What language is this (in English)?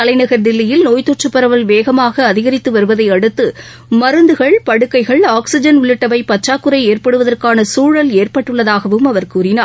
Tamil